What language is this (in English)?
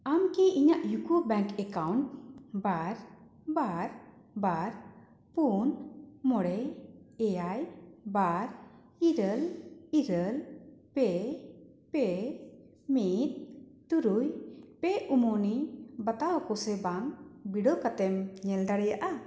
Santali